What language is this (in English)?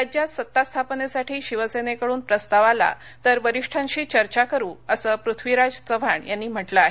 Marathi